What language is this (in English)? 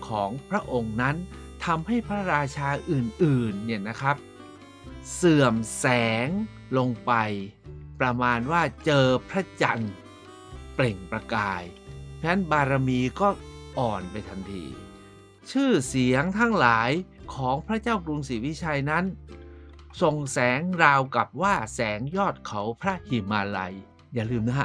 Thai